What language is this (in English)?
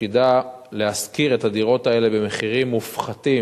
Hebrew